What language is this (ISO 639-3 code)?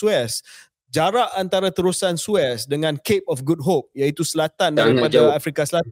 msa